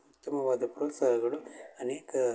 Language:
Kannada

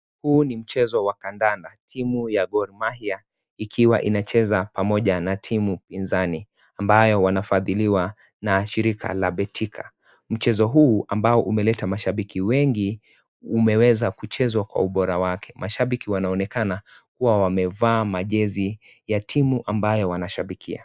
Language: Swahili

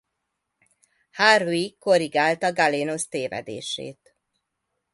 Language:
Hungarian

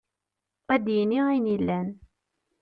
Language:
Kabyle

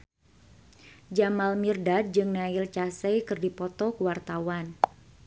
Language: Sundanese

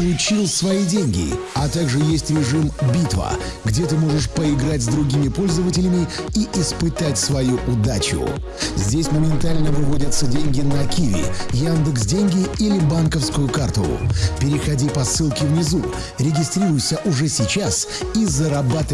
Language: Russian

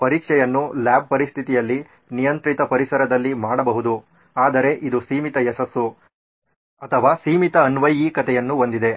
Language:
Kannada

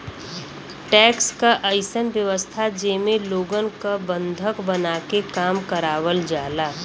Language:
Bhojpuri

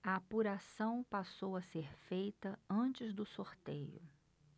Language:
Portuguese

